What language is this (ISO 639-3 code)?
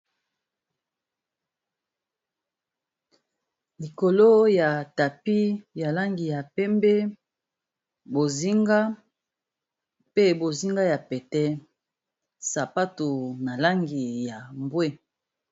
lin